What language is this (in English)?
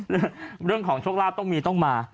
Thai